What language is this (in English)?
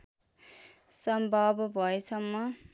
Nepali